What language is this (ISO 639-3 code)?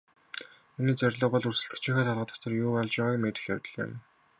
mon